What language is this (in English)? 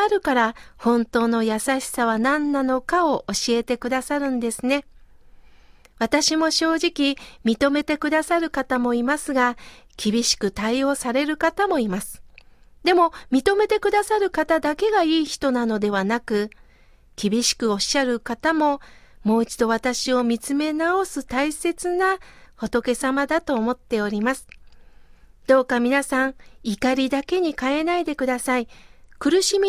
Japanese